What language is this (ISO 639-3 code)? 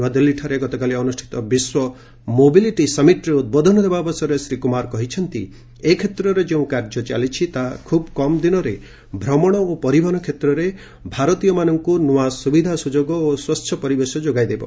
ori